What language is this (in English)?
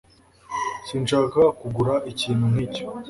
Kinyarwanda